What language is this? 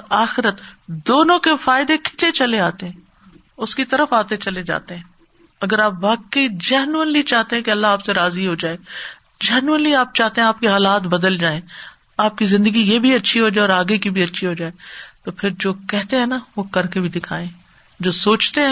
Urdu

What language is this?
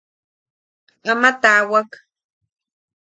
Yaqui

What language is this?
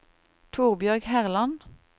Norwegian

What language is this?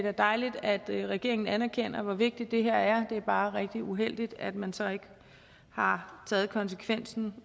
Danish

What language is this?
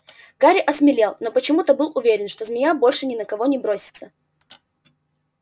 Russian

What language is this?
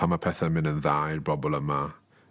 Welsh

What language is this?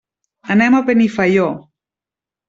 Catalan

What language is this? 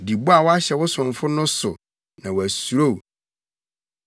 Akan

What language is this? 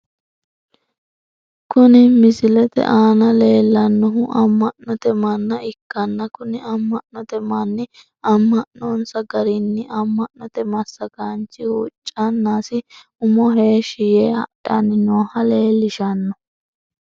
Sidamo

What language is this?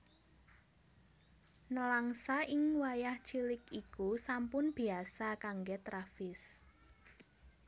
Javanese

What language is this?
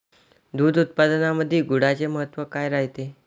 Marathi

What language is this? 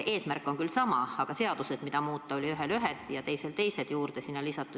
Estonian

